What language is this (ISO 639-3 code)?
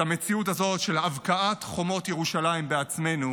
heb